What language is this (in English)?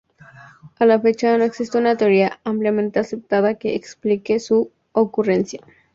Spanish